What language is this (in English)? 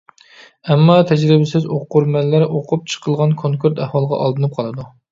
Uyghur